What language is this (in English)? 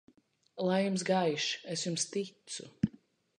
Latvian